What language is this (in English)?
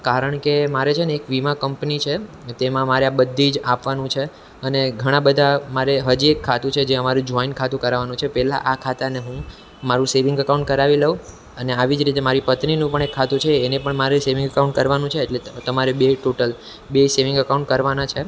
Gujarati